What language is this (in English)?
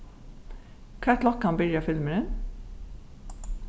Faroese